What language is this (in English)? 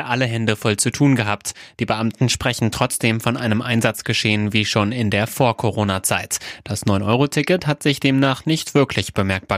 German